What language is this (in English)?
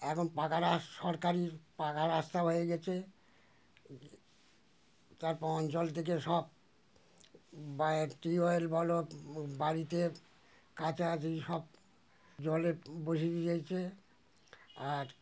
Bangla